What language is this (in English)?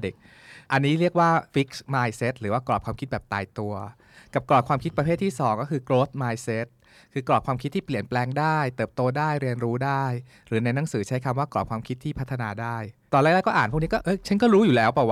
Thai